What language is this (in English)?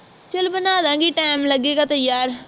Punjabi